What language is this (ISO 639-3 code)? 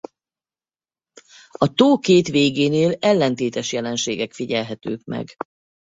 hun